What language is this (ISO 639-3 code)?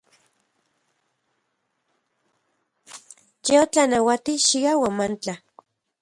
ncx